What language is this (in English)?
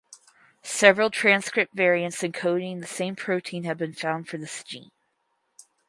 English